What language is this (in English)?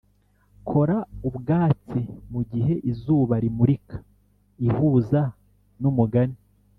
Kinyarwanda